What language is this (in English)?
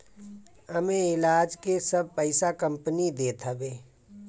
Bhojpuri